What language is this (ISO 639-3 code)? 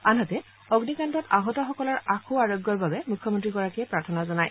asm